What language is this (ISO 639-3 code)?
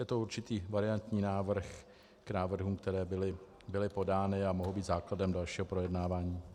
ces